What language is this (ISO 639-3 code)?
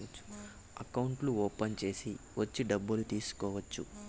tel